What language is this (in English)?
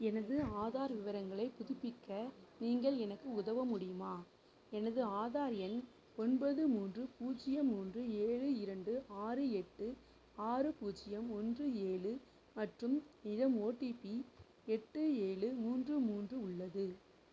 Tamil